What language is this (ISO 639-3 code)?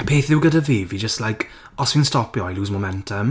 cym